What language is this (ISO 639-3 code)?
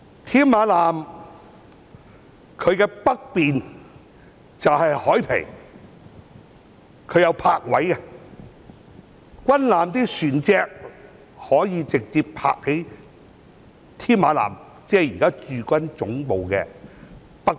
yue